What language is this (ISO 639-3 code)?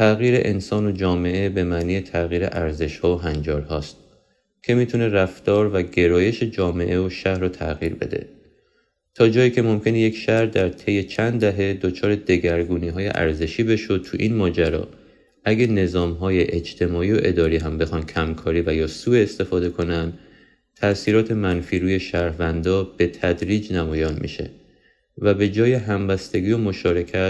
fas